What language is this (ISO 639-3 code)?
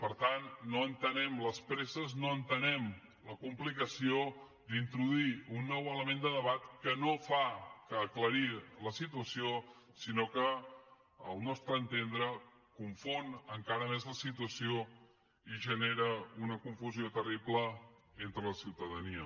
cat